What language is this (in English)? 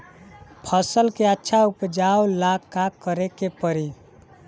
Bhojpuri